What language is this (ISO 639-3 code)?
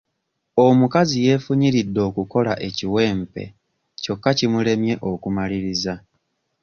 lug